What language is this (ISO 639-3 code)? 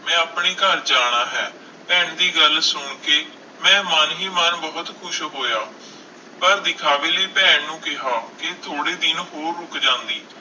pan